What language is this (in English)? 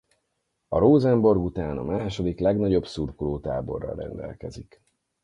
Hungarian